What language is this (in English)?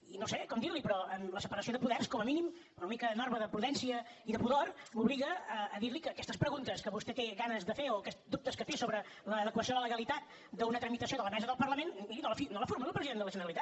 Catalan